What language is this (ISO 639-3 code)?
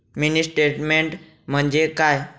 mar